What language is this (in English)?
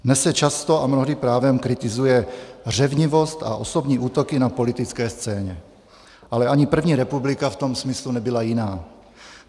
Czech